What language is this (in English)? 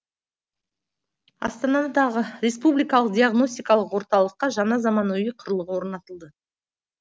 Kazakh